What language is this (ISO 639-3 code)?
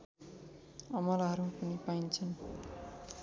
nep